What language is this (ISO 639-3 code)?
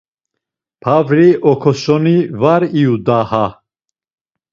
lzz